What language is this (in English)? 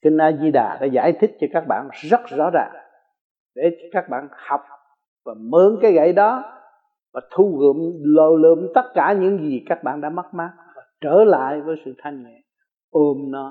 Vietnamese